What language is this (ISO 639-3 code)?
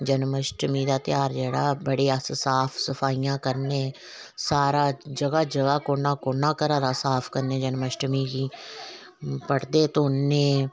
doi